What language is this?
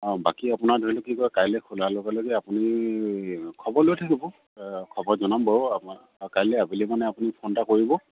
Assamese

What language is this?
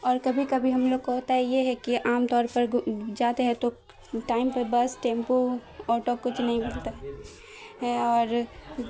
Urdu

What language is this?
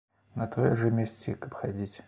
Belarusian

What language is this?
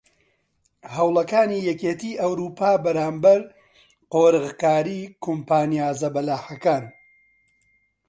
Central Kurdish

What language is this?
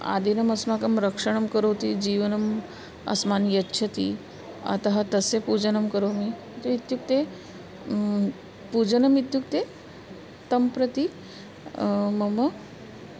Sanskrit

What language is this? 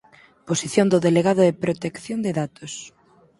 Galician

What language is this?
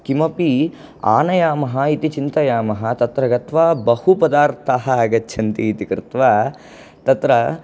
Sanskrit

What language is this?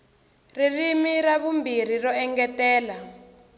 Tsonga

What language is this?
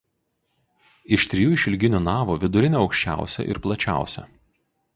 Lithuanian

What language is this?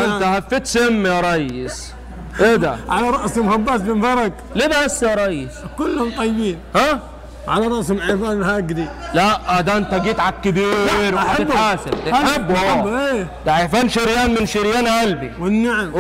Arabic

